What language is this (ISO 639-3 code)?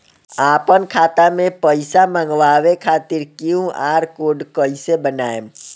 bho